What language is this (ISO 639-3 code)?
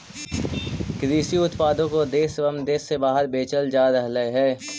mag